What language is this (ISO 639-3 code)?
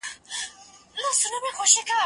pus